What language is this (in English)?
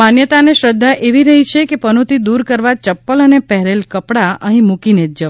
Gujarati